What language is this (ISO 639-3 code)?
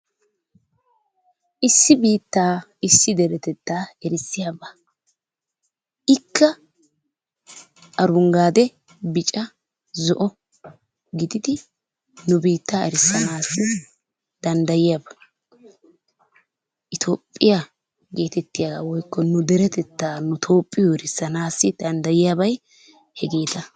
wal